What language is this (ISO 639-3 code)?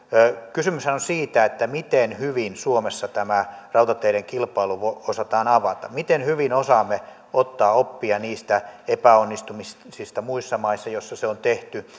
fin